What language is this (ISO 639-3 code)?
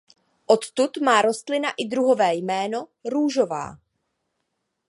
ces